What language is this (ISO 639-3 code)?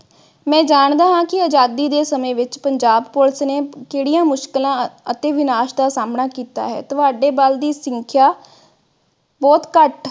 pan